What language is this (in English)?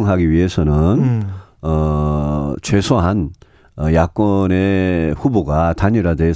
Korean